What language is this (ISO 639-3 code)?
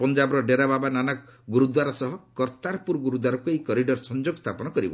ori